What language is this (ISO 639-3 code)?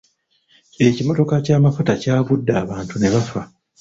lug